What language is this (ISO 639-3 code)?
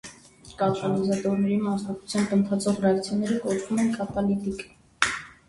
hye